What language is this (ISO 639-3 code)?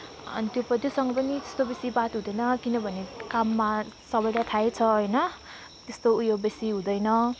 nep